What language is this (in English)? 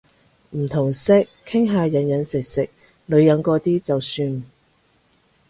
Cantonese